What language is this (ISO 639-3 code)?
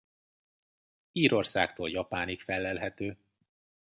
hun